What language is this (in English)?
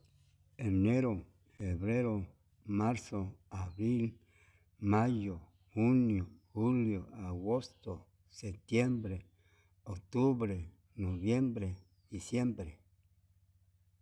Yutanduchi Mixtec